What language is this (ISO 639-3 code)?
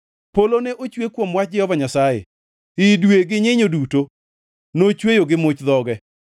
luo